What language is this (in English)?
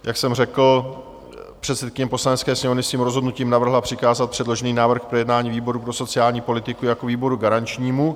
Czech